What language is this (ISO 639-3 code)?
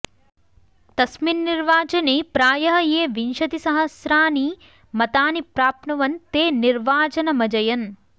san